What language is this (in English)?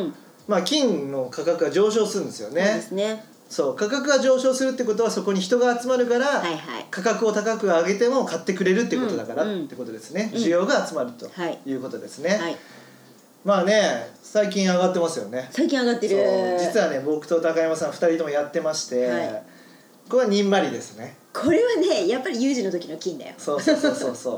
Japanese